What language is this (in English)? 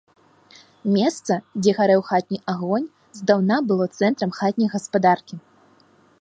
Belarusian